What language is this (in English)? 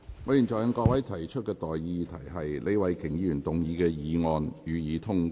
Cantonese